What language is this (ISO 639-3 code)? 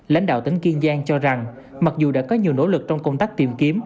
vie